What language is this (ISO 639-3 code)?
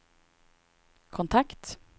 swe